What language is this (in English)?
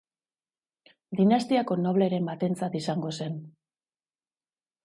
Basque